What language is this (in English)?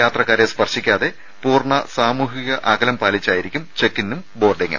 Malayalam